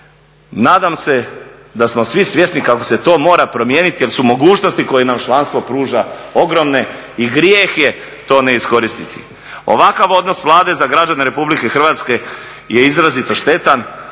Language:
Croatian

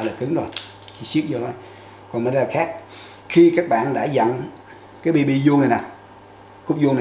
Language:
Vietnamese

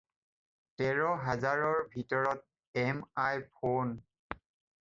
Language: Assamese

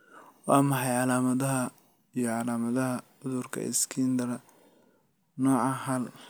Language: Somali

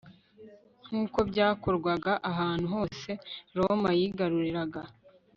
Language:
Kinyarwanda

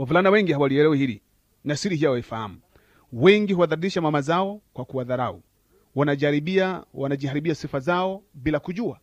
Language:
Swahili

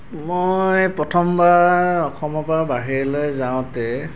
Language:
Assamese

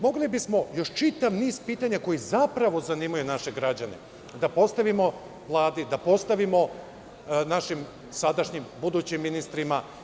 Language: Serbian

